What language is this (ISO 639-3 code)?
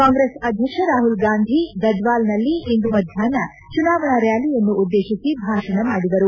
kan